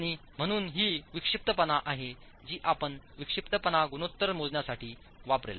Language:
Marathi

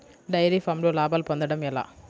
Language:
Telugu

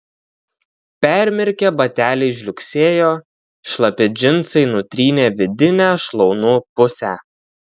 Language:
Lithuanian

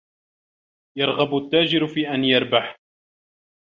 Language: Arabic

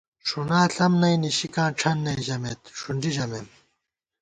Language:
Gawar-Bati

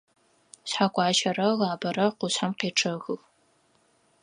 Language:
Adyghe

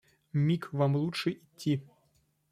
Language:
Russian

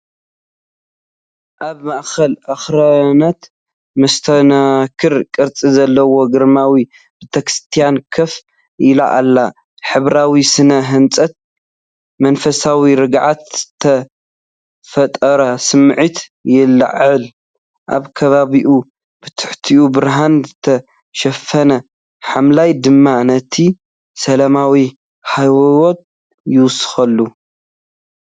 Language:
Tigrinya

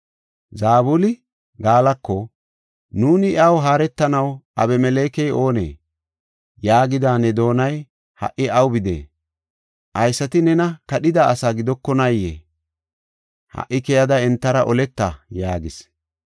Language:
Gofa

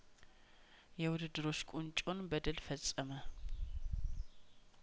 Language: Amharic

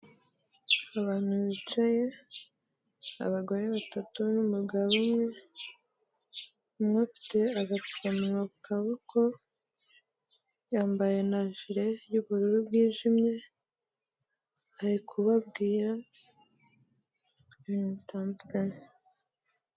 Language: Kinyarwanda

